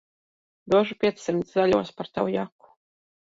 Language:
Latvian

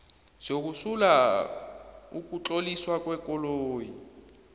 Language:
South Ndebele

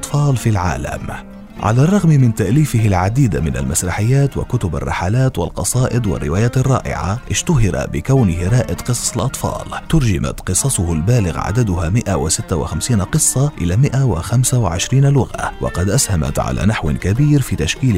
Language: Arabic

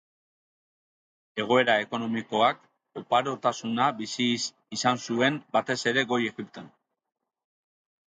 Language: Basque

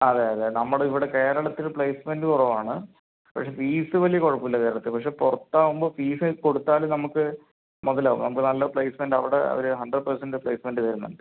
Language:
Malayalam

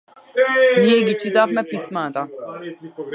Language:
Macedonian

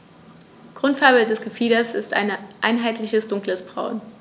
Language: German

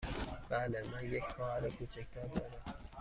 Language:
Persian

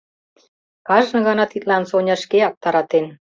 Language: Mari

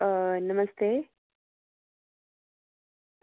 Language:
Dogri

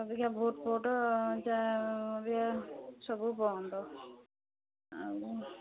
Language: Odia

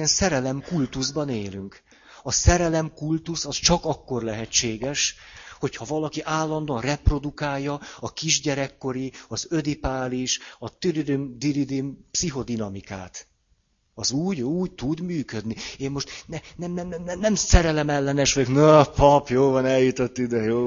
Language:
Hungarian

